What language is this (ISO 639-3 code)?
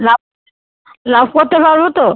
ben